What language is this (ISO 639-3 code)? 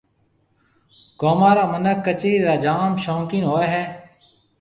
mve